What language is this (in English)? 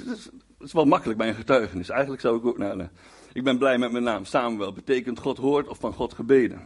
Dutch